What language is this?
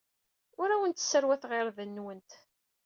Kabyle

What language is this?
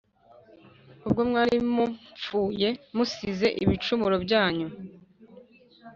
Kinyarwanda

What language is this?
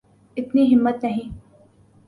Urdu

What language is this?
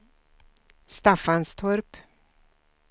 Swedish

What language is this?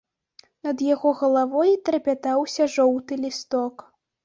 Belarusian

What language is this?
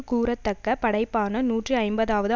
Tamil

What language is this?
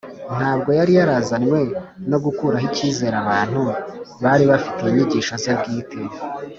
Kinyarwanda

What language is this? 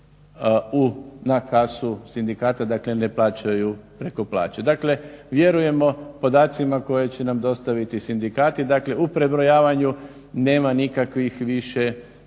Croatian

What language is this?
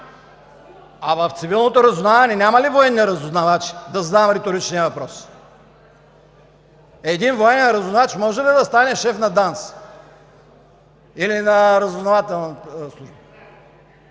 Bulgarian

